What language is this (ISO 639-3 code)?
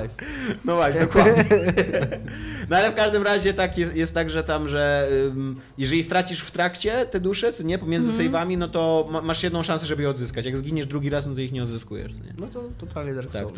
pol